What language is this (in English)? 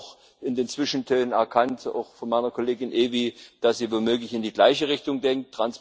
German